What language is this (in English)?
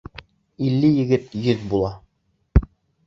Bashkir